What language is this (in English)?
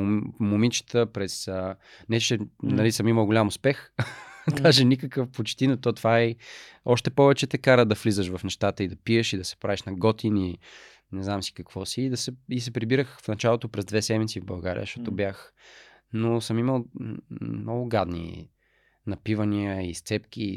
Bulgarian